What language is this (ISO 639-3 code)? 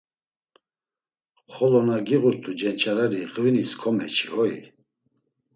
lzz